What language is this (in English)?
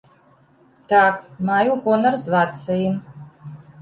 Belarusian